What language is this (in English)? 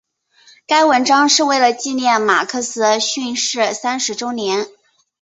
Chinese